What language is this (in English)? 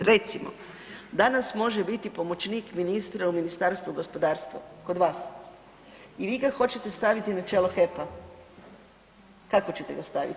Croatian